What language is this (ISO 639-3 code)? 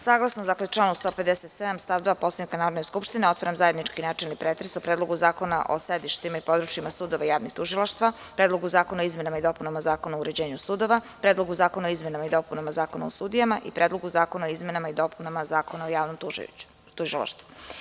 srp